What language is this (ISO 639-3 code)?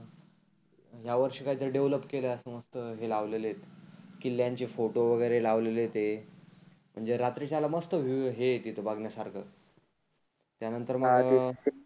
mar